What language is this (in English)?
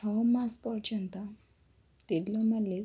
Odia